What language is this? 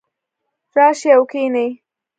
Pashto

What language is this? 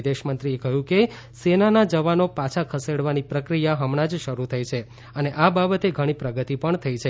Gujarati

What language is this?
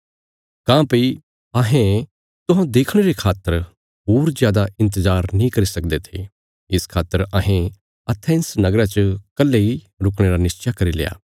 Bilaspuri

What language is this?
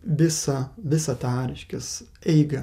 Lithuanian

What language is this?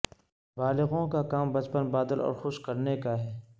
Urdu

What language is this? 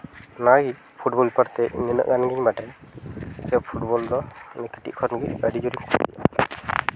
Santali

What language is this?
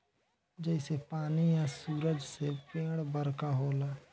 Bhojpuri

